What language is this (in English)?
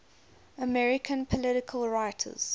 English